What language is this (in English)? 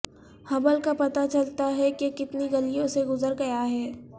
Urdu